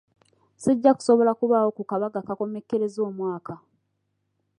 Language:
Ganda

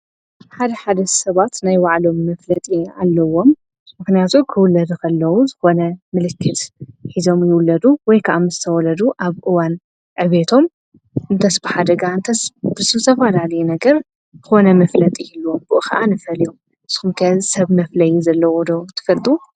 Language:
Tigrinya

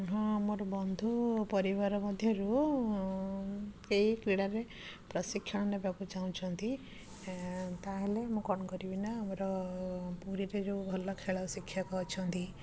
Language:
Odia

